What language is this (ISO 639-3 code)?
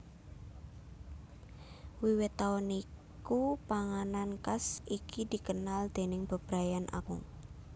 jav